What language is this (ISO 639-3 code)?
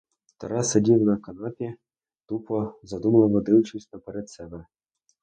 ukr